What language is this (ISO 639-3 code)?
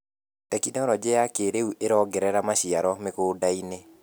kik